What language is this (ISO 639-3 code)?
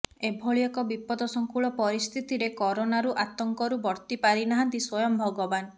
ori